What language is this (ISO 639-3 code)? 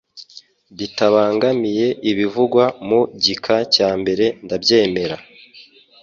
kin